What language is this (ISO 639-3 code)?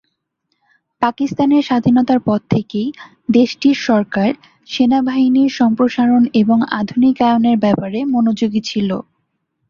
ben